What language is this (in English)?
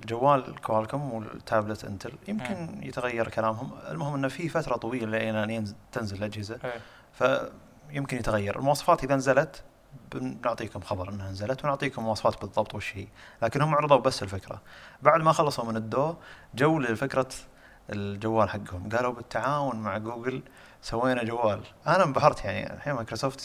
Arabic